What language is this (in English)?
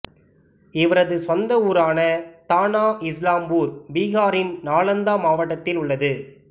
Tamil